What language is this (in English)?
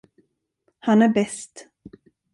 Swedish